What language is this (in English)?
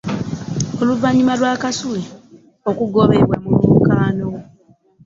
Ganda